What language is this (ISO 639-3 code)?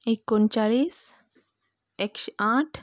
kok